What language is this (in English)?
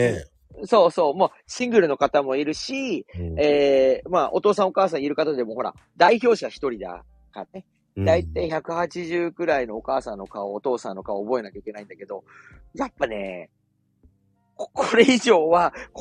Japanese